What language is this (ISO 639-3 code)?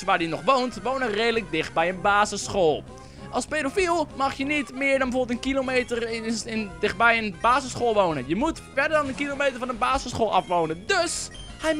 nld